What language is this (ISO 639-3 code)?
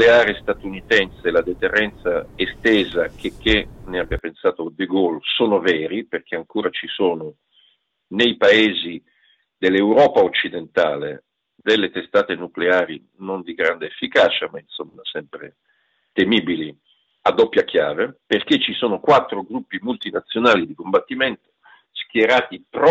ita